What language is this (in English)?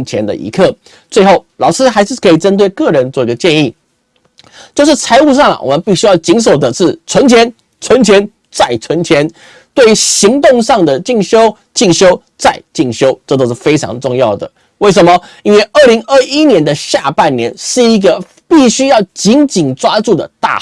Chinese